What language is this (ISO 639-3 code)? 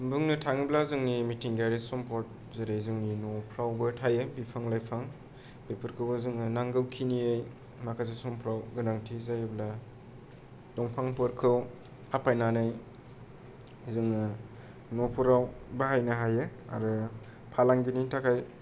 brx